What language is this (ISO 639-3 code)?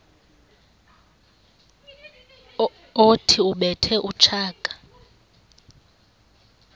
xho